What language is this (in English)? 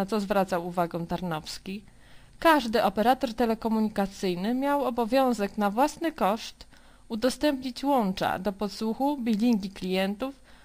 Polish